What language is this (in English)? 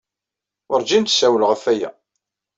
Kabyle